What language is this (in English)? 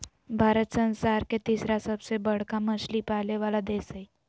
Magahi